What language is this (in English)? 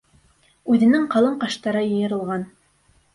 Bashkir